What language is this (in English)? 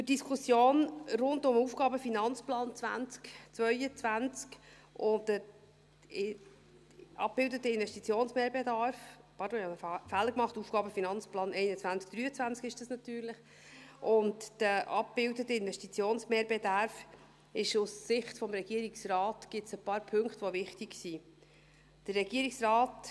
Swiss German